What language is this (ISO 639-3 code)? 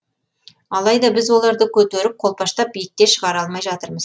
kaz